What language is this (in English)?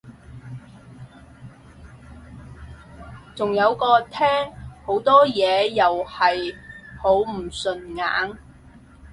Cantonese